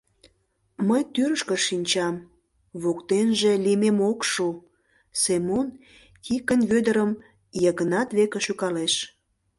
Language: Mari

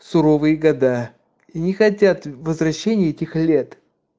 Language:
Russian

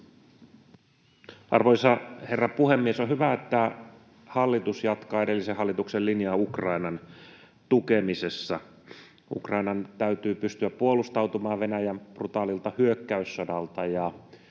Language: Finnish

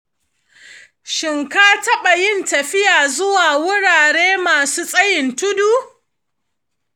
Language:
Hausa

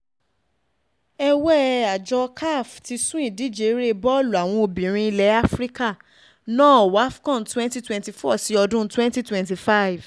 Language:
Yoruba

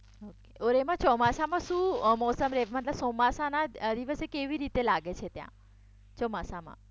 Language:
Gujarati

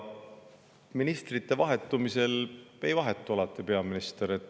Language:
Estonian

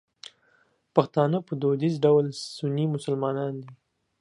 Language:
Pashto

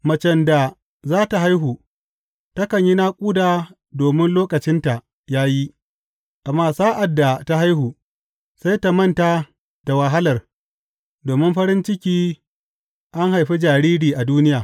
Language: Hausa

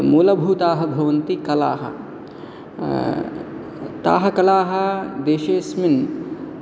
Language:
Sanskrit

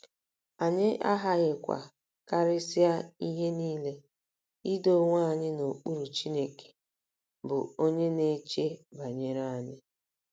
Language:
Igbo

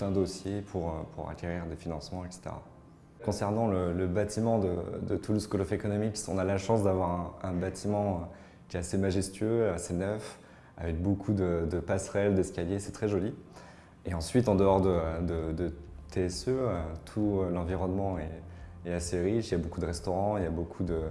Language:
French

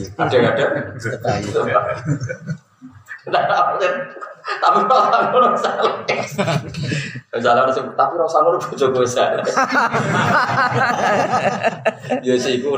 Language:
Indonesian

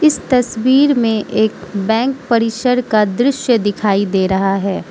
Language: Hindi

